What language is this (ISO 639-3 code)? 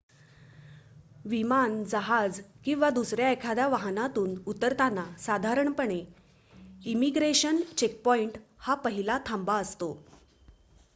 mar